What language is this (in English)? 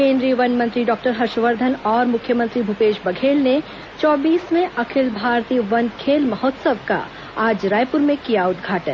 Hindi